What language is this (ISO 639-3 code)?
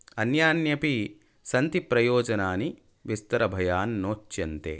san